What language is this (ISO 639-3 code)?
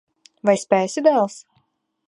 lav